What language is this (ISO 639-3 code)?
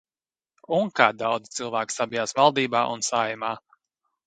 lav